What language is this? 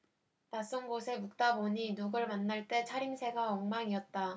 Korean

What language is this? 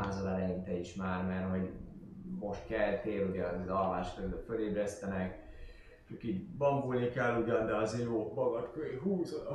Hungarian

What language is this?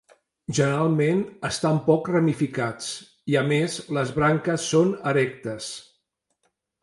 Catalan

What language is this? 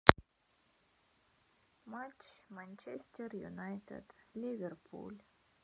Russian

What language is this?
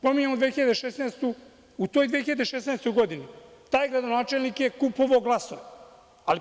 Serbian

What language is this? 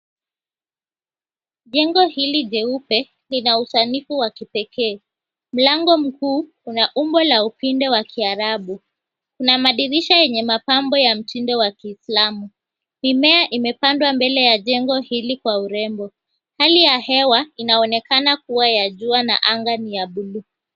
Swahili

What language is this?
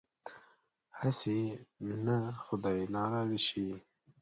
Pashto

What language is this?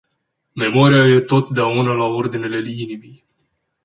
Romanian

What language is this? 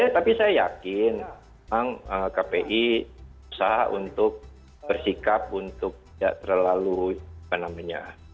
Indonesian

